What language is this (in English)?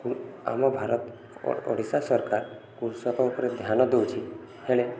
Odia